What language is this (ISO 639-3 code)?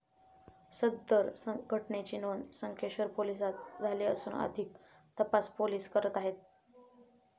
mar